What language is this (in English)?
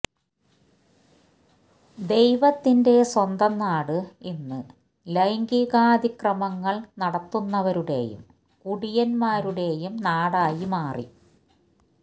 Malayalam